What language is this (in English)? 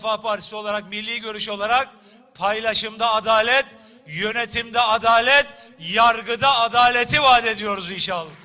Turkish